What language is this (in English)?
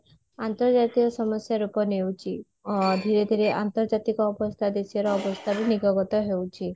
Odia